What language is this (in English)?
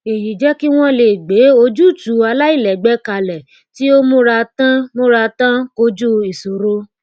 Yoruba